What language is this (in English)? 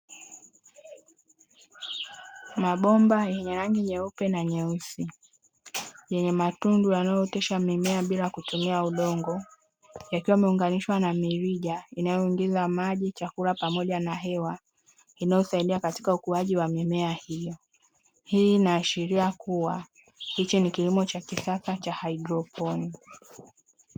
Swahili